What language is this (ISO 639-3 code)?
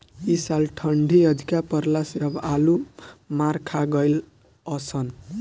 bho